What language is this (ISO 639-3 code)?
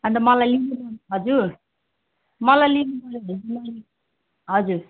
nep